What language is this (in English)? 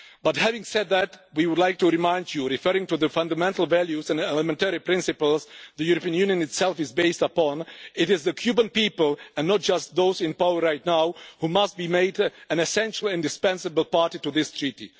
English